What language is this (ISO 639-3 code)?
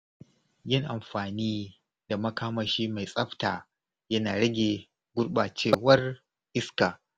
hau